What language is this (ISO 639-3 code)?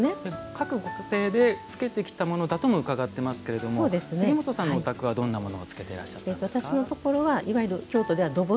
jpn